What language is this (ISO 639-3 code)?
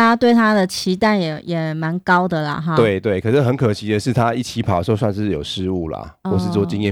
zho